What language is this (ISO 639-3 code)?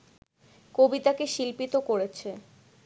ben